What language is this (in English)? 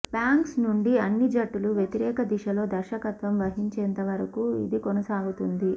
Telugu